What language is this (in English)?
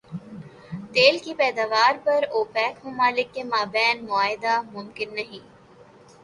Urdu